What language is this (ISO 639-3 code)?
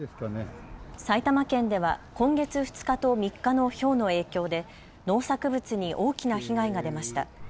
jpn